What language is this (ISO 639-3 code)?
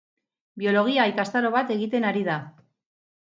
eus